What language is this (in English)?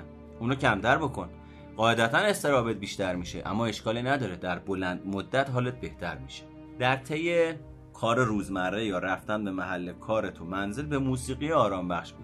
Persian